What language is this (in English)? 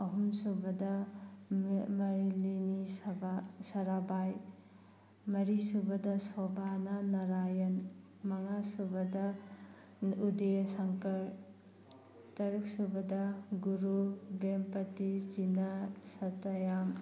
Manipuri